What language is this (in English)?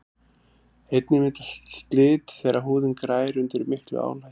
Icelandic